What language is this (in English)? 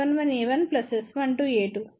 Telugu